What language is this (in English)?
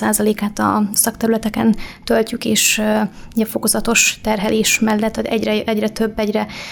Hungarian